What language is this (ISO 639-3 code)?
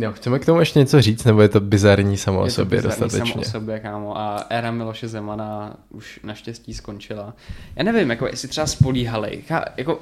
ces